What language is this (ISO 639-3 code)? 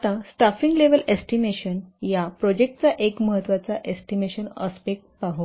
mar